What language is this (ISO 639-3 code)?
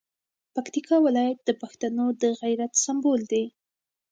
pus